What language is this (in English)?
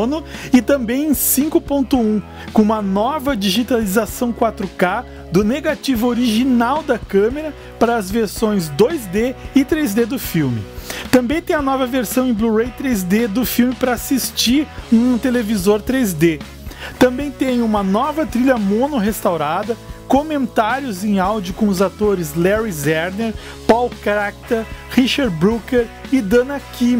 Portuguese